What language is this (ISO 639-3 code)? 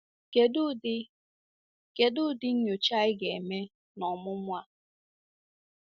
ibo